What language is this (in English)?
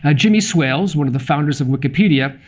English